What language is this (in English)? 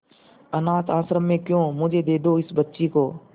Hindi